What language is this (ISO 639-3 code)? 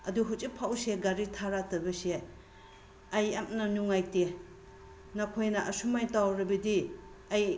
mni